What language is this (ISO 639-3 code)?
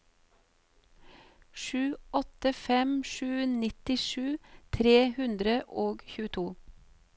nor